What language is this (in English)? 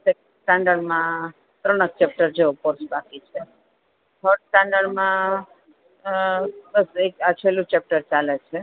Gujarati